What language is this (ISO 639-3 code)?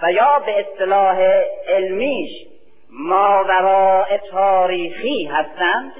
fas